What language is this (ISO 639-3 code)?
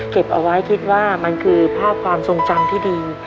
tha